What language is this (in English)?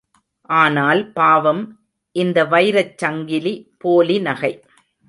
Tamil